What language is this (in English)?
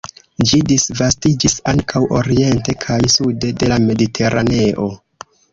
Esperanto